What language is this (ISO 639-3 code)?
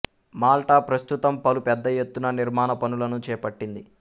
tel